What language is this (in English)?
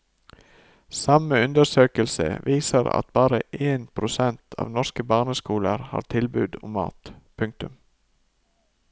Norwegian